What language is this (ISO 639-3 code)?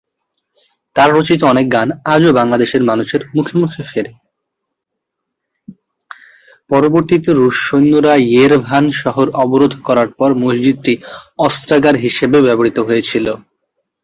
ben